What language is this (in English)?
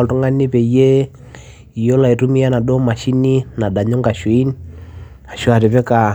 Masai